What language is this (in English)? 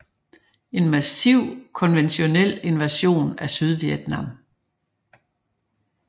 Danish